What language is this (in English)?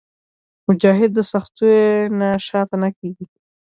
Pashto